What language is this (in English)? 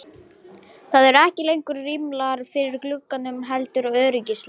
Icelandic